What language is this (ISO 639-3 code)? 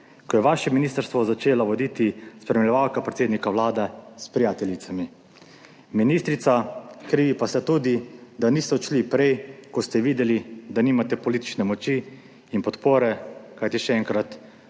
slv